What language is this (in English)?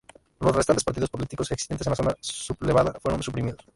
Spanish